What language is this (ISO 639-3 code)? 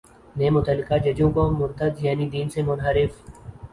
urd